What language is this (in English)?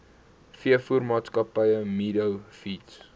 Afrikaans